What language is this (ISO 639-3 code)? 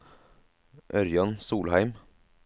nor